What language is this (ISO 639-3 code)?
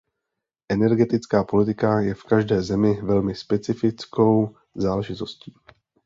ces